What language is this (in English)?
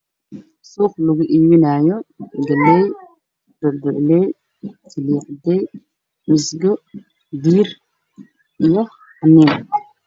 Somali